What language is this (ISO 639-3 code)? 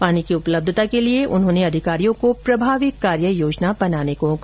hin